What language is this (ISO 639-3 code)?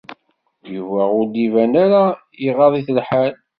kab